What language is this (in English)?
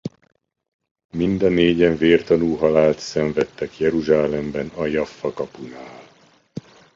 Hungarian